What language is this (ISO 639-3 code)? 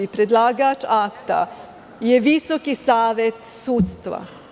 srp